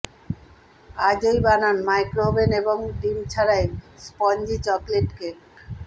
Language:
Bangla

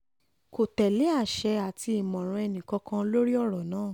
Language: Yoruba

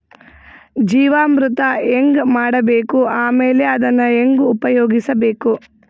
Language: Kannada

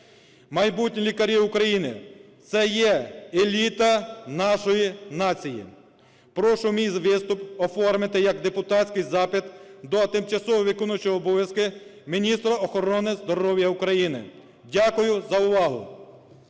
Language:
Ukrainian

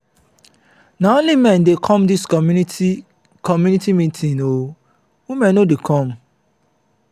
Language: Nigerian Pidgin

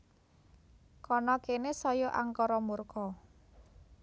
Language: Javanese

